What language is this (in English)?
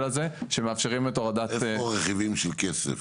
Hebrew